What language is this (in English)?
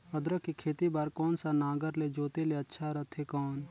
Chhattisgarhi